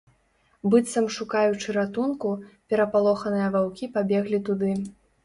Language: Belarusian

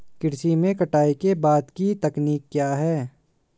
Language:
Hindi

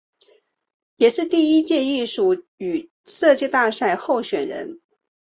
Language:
Chinese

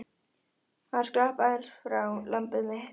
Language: Icelandic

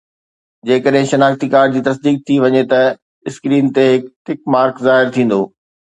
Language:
Sindhi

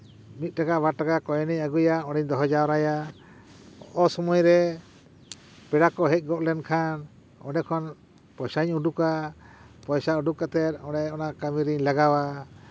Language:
Santali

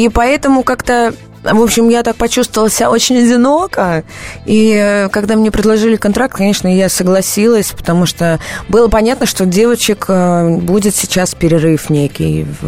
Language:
Russian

